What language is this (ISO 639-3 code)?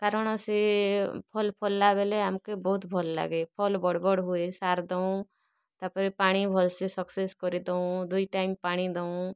ori